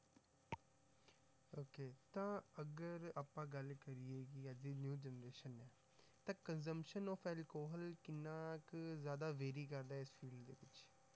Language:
Punjabi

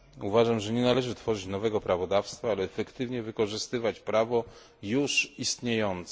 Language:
Polish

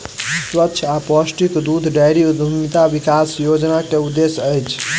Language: Maithili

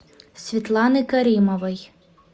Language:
Russian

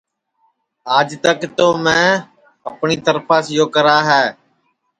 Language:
Sansi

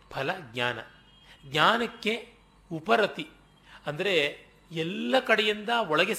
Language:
Kannada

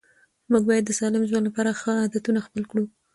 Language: Pashto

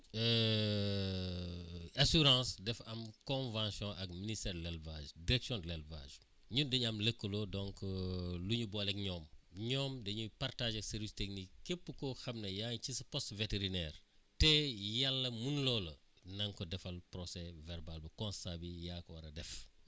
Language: Wolof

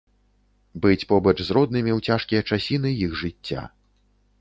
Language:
Belarusian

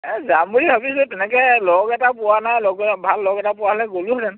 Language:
Assamese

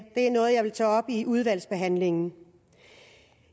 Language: Danish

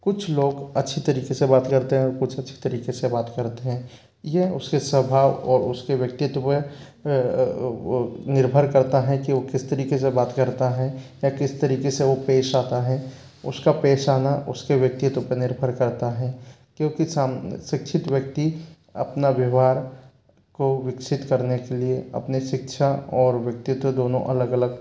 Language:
Hindi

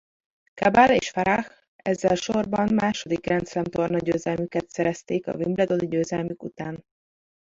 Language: Hungarian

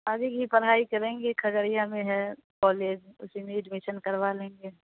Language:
Urdu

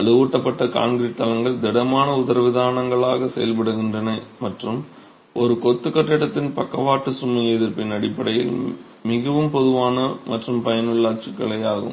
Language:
Tamil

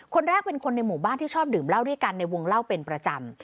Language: Thai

